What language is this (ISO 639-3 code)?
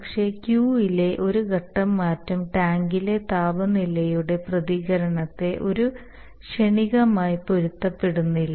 mal